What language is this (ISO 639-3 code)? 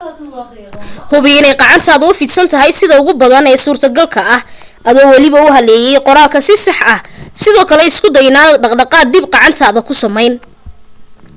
som